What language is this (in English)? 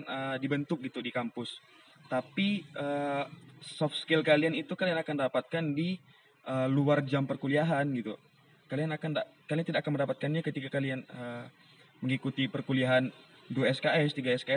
Indonesian